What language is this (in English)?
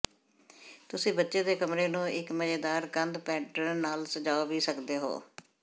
Punjabi